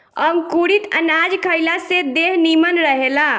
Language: Bhojpuri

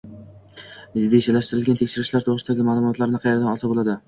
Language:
Uzbek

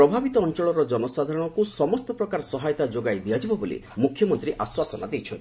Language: Odia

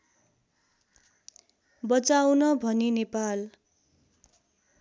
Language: Nepali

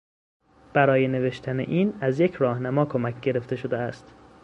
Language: Persian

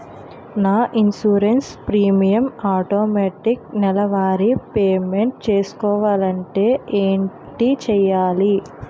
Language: Telugu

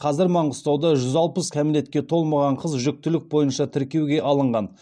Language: Kazakh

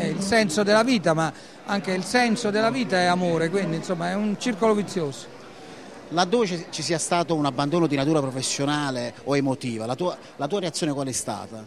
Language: Italian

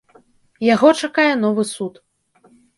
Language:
Belarusian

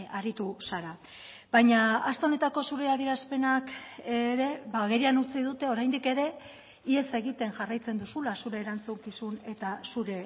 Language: Basque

